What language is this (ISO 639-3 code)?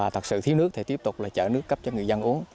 vie